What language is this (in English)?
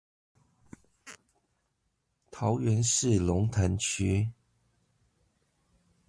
Chinese